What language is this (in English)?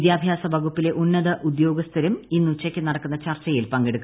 Malayalam